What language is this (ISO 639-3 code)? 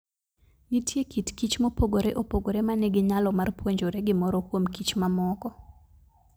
luo